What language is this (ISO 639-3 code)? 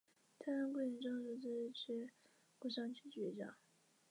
zho